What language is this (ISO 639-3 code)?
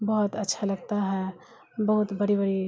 urd